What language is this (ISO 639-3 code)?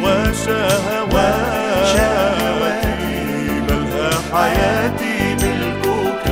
ara